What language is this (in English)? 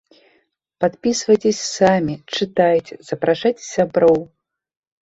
Belarusian